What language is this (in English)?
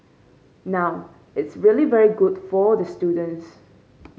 English